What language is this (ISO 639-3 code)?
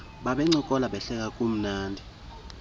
xho